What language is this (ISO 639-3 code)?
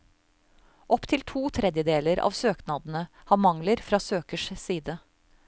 nor